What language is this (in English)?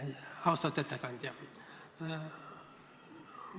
Estonian